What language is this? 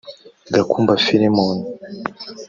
Kinyarwanda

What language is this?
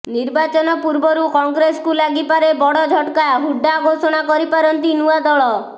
Odia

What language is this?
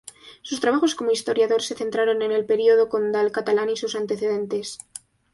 Spanish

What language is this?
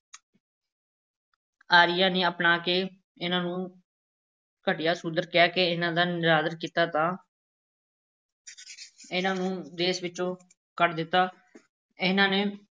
Punjabi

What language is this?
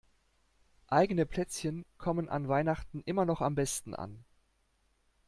German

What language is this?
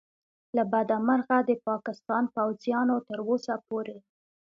Pashto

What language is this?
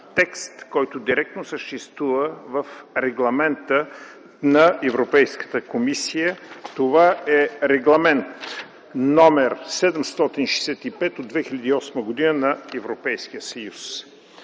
Bulgarian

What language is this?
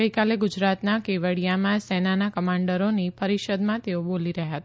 Gujarati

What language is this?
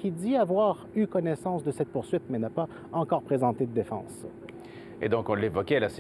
French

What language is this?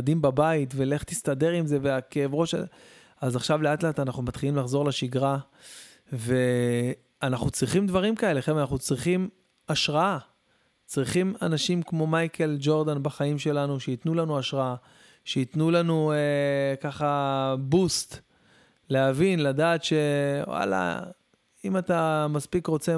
Hebrew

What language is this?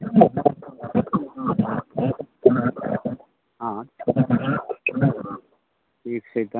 Maithili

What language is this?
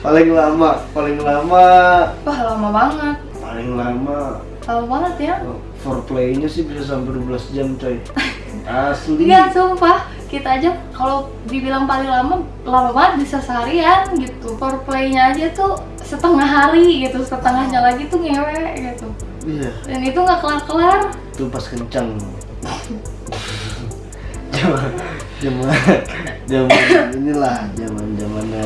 Indonesian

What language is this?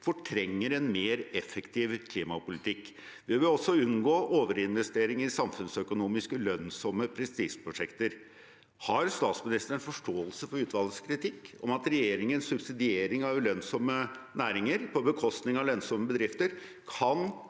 Norwegian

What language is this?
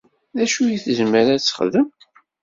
Kabyle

